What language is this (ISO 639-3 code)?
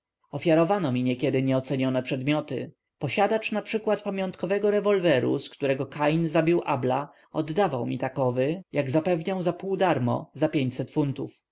pol